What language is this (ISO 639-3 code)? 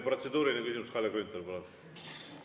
est